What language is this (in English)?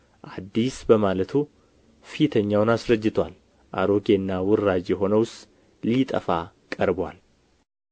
Amharic